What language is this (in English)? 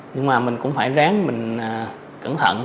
Vietnamese